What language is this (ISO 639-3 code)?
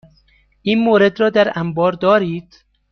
fas